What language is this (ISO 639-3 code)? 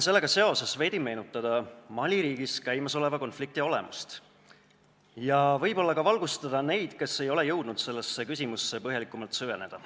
est